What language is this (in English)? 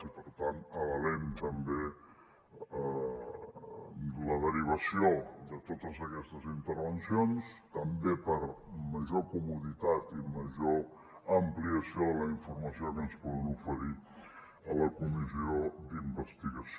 Catalan